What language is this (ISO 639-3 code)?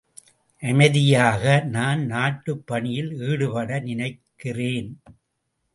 tam